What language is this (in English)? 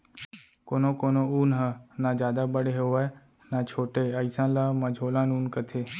Chhattisgarhi